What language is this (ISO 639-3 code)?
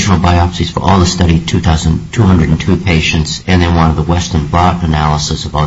eng